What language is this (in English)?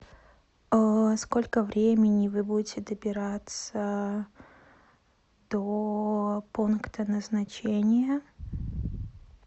Russian